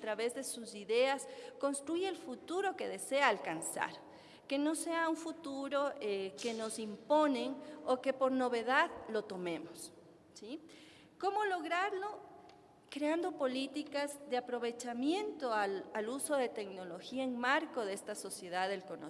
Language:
Spanish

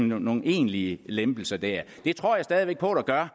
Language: Danish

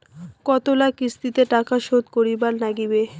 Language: Bangla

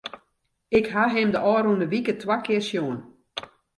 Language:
Western Frisian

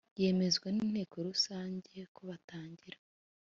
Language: Kinyarwanda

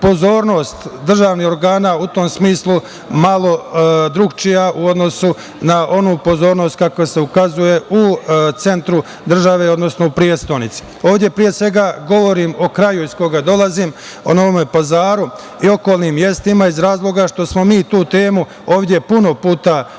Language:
Serbian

